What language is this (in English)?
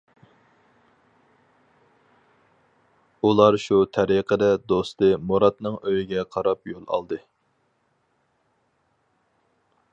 Uyghur